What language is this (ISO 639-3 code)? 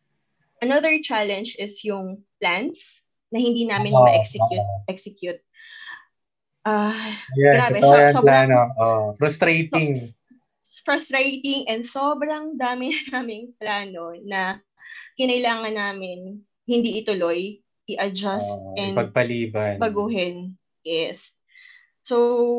fil